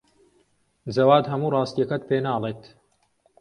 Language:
Central Kurdish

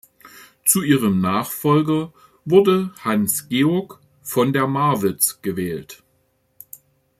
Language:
German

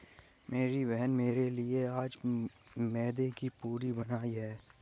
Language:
Hindi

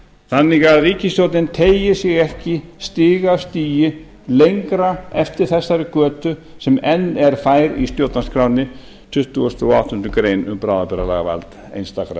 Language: Icelandic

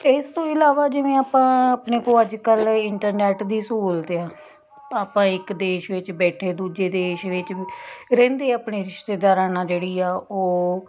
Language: Punjabi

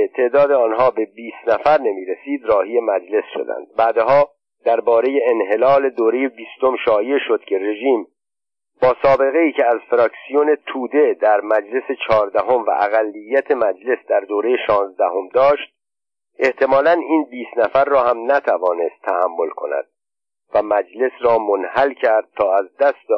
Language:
Persian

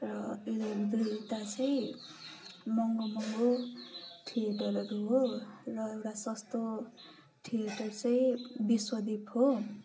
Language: Nepali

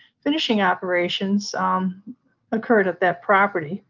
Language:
English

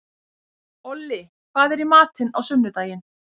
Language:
Icelandic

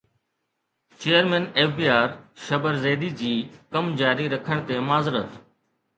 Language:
Sindhi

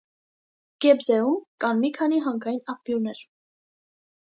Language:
Armenian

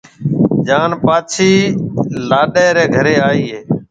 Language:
Marwari (Pakistan)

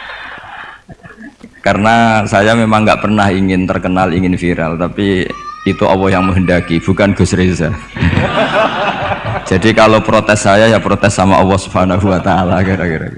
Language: Indonesian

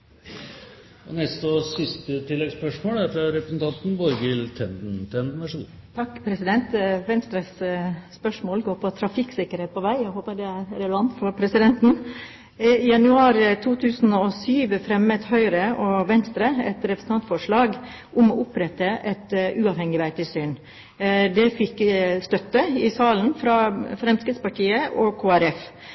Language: Norwegian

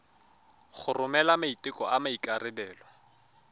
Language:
Tswana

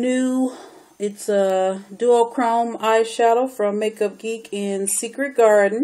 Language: English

